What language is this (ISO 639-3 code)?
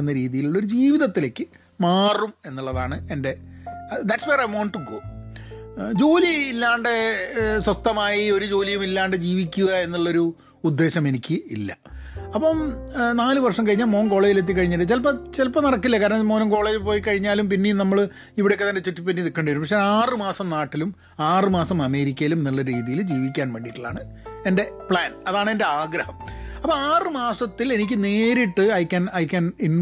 mal